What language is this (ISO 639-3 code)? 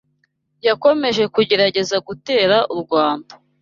kin